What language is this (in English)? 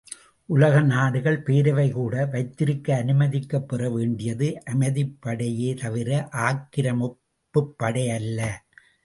Tamil